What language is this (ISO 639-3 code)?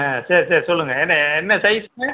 tam